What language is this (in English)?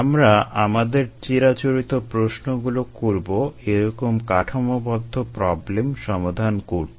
Bangla